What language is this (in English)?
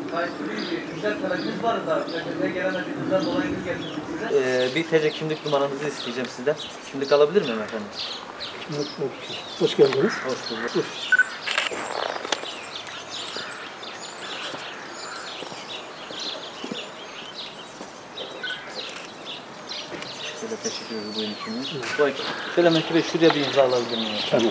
Turkish